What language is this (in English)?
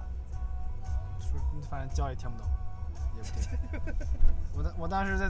Chinese